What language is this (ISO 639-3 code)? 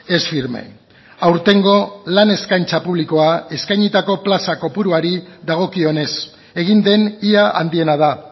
eus